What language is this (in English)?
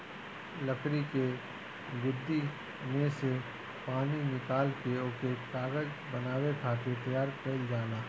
Bhojpuri